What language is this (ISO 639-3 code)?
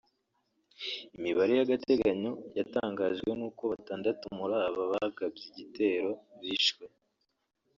kin